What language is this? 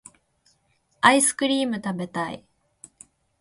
Japanese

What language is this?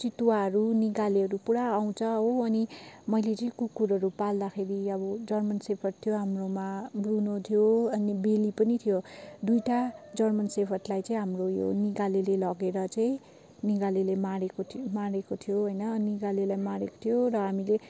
Nepali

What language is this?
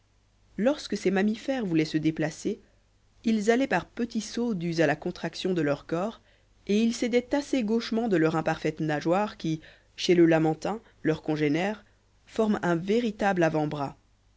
French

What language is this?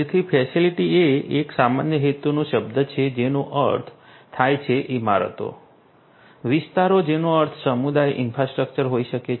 Gujarati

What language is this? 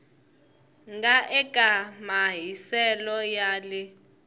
Tsonga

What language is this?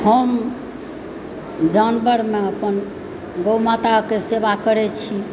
Maithili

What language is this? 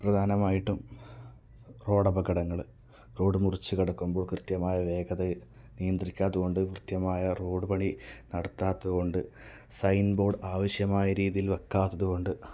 Malayalam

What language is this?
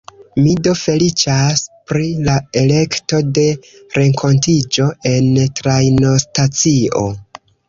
Esperanto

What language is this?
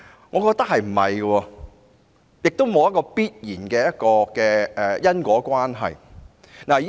Cantonese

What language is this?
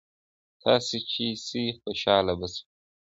Pashto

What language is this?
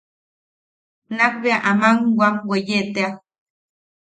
Yaqui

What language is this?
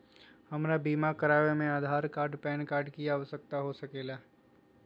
Magahi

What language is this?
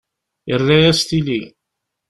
Kabyle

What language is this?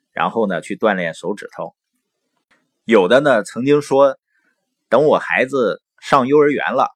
Chinese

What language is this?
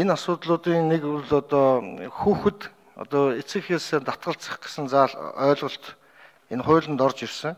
Turkish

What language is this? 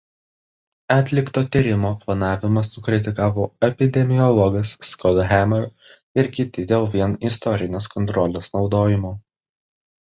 Lithuanian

